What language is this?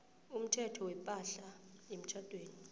South Ndebele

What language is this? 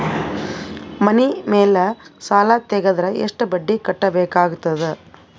Kannada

